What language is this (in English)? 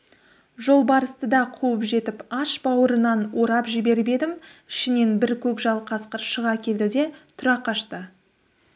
Kazakh